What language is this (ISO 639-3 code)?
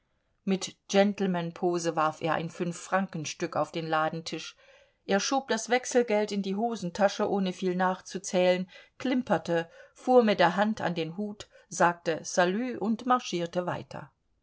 deu